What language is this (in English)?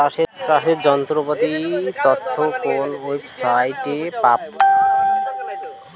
Bangla